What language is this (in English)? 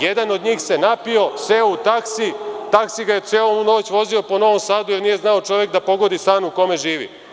Serbian